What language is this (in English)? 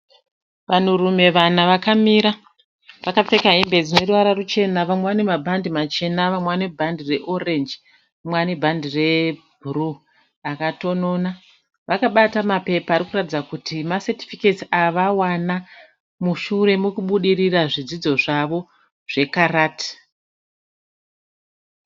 Shona